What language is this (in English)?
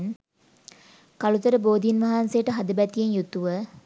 Sinhala